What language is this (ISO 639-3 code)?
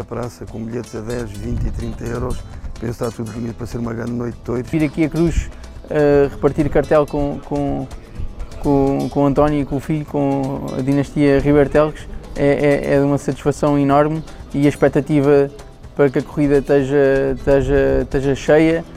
por